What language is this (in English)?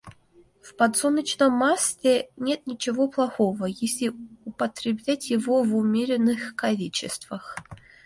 Russian